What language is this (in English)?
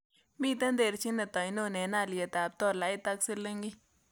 Kalenjin